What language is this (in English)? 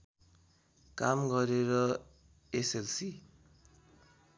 Nepali